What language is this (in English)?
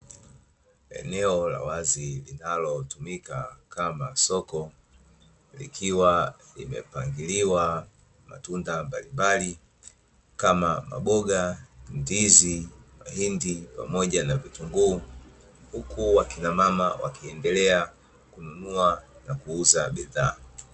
Swahili